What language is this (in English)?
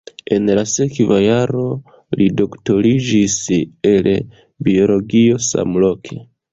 Esperanto